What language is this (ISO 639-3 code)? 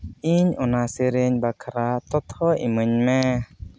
sat